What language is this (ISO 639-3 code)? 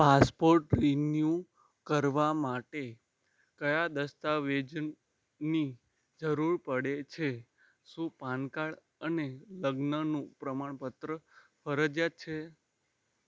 guj